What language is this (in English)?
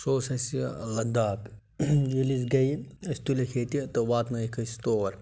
Kashmiri